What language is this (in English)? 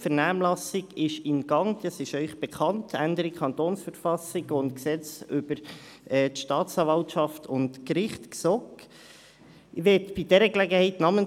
Swiss German